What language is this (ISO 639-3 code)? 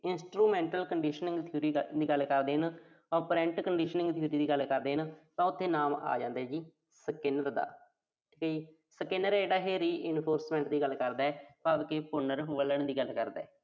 pan